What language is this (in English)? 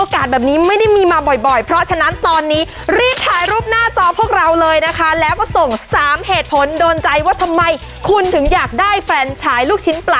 Thai